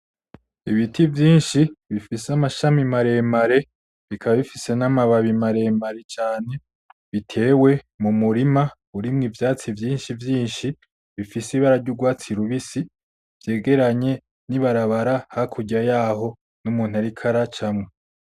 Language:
Rundi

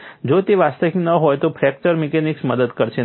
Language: Gujarati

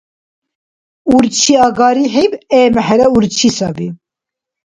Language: Dargwa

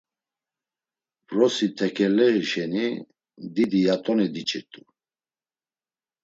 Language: Laz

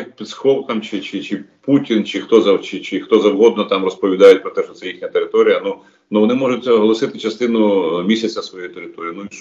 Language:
Ukrainian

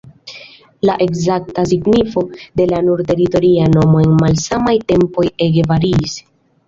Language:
Esperanto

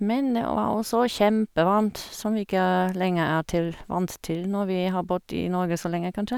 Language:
Norwegian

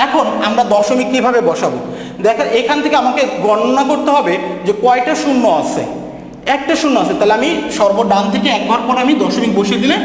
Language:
Romanian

